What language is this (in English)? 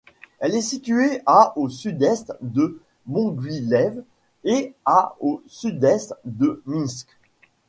French